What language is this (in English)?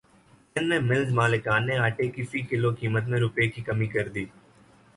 Urdu